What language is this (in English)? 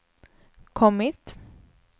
Swedish